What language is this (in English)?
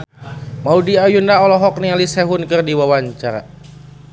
Sundanese